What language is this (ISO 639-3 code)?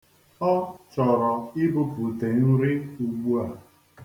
ibo